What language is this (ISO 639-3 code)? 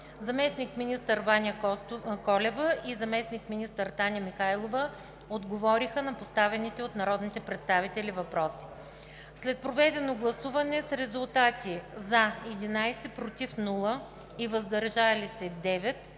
bul